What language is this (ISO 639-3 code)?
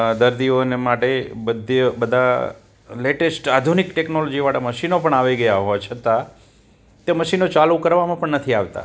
guj